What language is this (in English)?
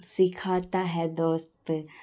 Urdu